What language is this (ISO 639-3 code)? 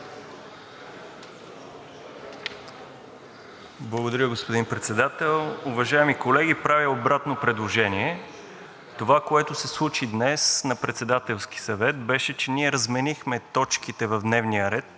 bul